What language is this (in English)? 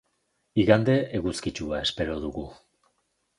Basque